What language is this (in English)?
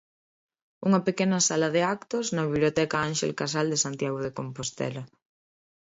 Galician